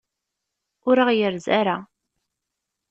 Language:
Kabyle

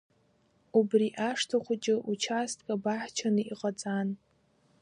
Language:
Abkhazian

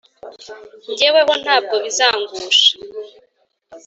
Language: Kinyarwanda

